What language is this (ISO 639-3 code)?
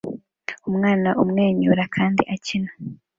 kin